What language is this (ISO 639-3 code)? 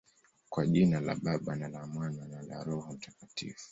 swa